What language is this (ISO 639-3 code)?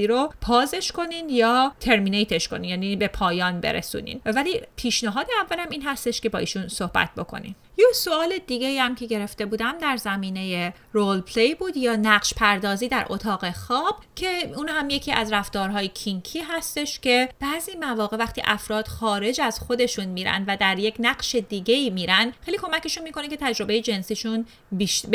fas